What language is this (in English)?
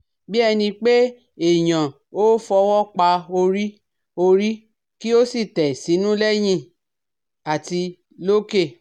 Yoruba